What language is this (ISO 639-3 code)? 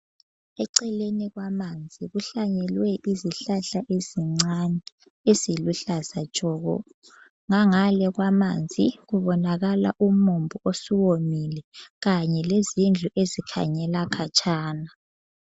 nde